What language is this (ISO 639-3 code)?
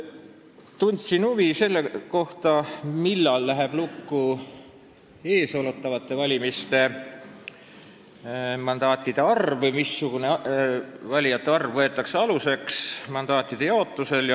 est